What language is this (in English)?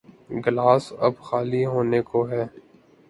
Urdu